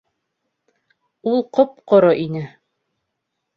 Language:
Bashkir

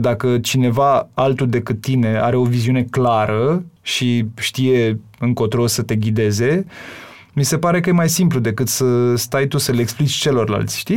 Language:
Romanian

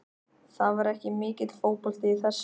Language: Icelandic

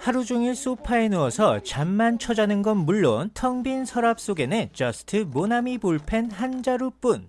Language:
Korean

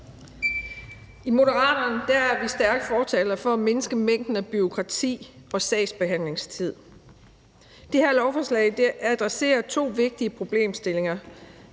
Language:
Danish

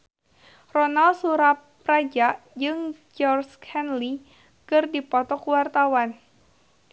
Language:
Sundanese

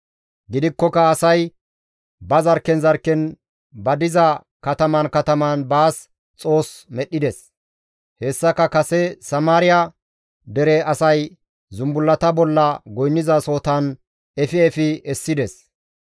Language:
Gamo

